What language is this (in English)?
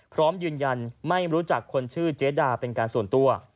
Thai